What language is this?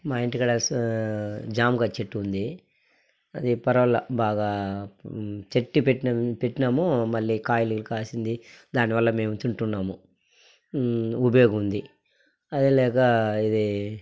Telugu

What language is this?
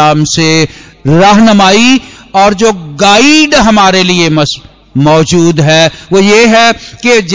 Hindi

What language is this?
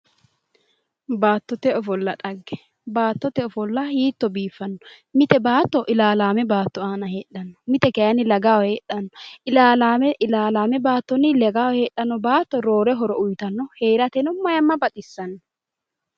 Sidamo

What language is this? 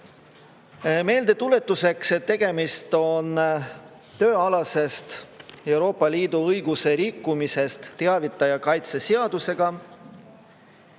Estonian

